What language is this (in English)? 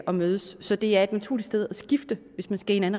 Danish